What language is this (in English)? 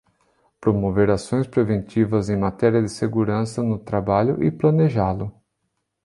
Portuguese